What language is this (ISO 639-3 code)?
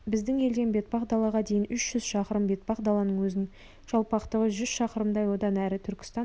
kaz